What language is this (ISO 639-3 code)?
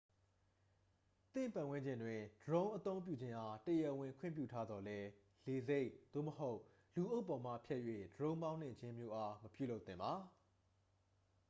mya